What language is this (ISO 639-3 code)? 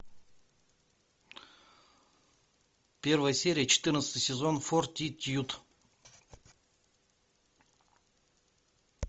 rus